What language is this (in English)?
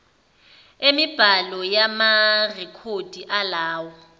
Zulu